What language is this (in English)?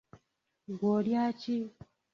Ganda